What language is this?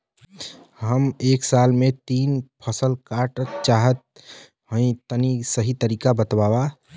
Bhojpuri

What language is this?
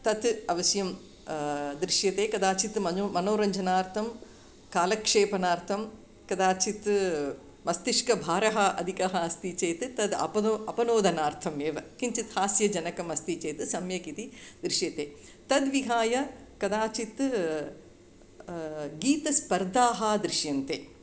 Sanskrit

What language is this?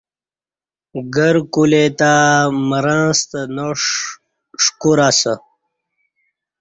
Kati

